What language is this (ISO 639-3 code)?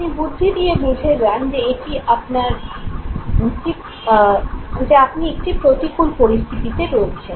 ben